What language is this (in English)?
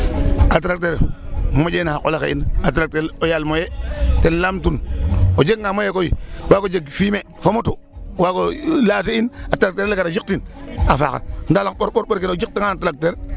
Serer